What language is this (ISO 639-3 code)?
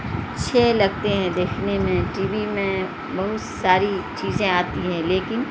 urd